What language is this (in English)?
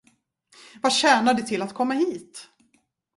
Swedish